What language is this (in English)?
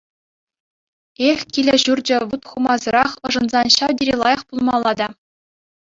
Chuvash